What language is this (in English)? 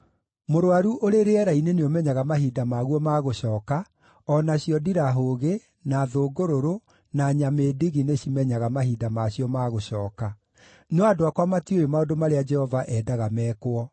Kikuyu